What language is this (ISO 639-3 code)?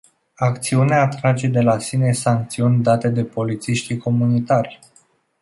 ron